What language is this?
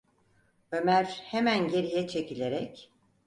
Turkish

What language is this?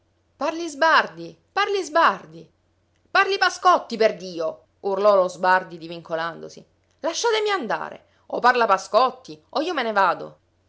Italian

